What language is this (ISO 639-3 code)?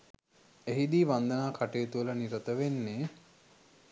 sin